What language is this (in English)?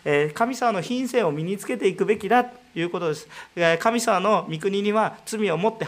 Japanese